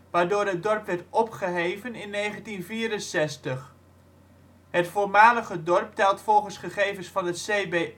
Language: Dutch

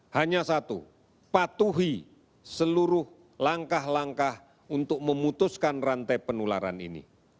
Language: Indonesian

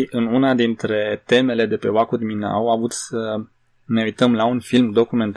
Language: Romanian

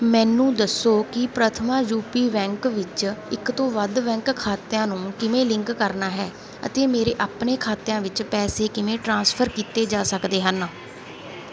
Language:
Punjabi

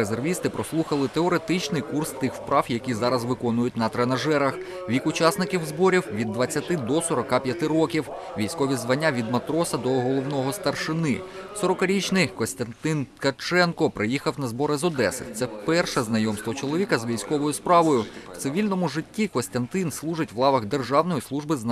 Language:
Ukrainian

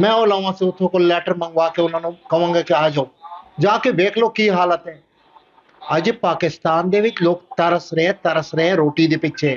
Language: Punjabi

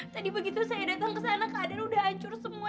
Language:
Indonesian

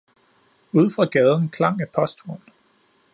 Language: Danish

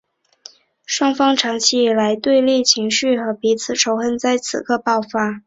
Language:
Chinese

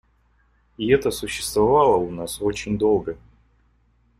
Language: Russian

